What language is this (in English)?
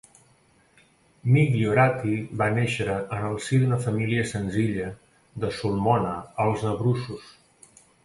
Catalan